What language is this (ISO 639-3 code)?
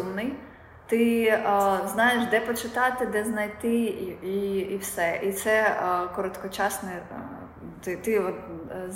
ukr